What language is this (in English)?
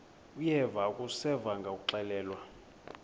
Xhosa